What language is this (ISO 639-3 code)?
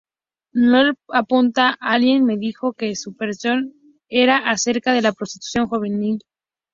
spa